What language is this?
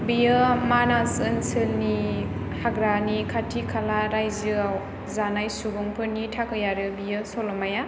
Bodo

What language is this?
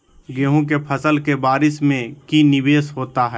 Magahi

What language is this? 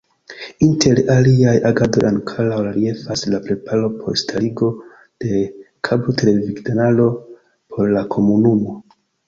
Esperanto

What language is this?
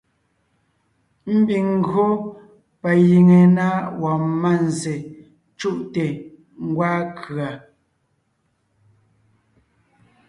Ngiemboon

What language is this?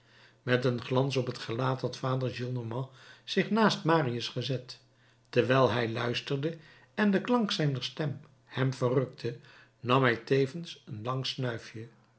Dutch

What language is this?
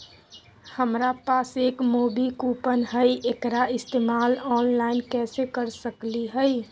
Magahi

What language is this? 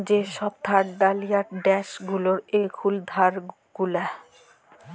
Bangla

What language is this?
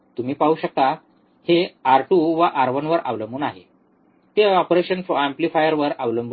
Marathi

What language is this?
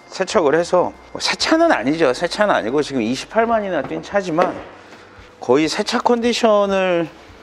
Korean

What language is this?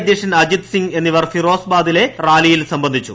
Malayalam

